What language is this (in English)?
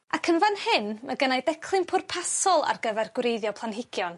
Welsh